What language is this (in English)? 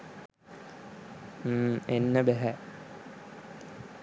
Sinhala